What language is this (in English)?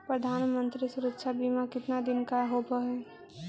Magahi